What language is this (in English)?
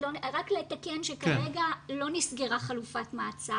Hebrew